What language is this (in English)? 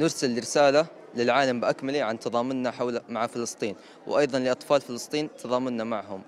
Arabic